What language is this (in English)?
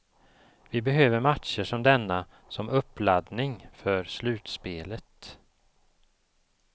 Swedish